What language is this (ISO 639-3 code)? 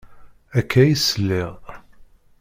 kab